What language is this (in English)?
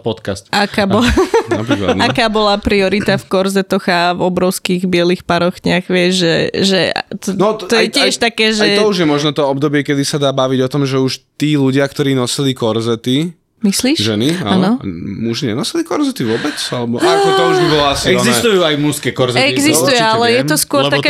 Slovak